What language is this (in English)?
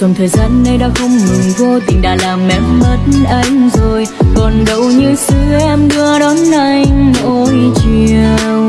Vietnamese